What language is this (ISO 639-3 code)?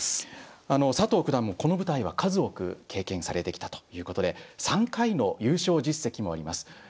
jpn